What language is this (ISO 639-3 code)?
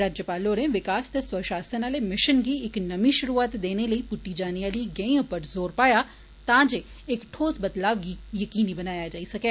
doi